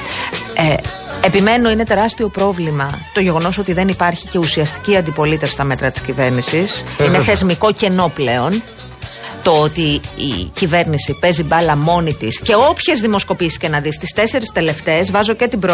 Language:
Greek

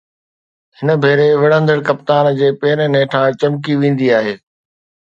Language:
Sindhi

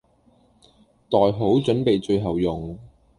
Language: Cantonese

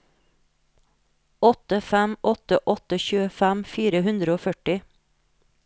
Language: Norwegian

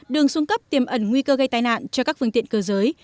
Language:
Vietnamese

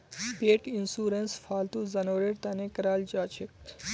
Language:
Magahi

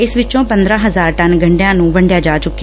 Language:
Punjabi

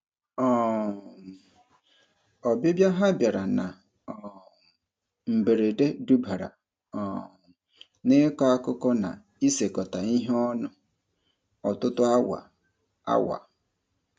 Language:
Igbo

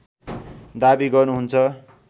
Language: Nepali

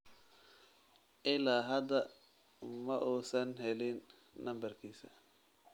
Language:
Somali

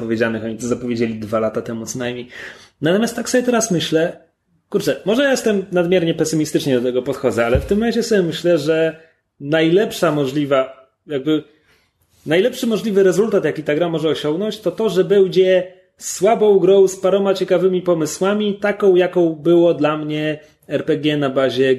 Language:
Polish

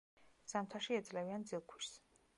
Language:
Georgian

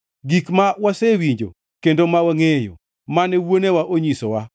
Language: Luo (Kenya and Tanzania)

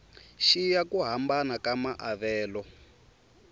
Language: Tsonga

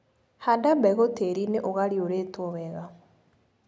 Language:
Kikuyu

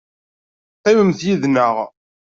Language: Kabyle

